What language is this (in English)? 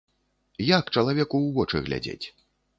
Belarusian